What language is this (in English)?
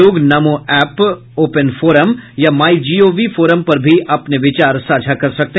Hindi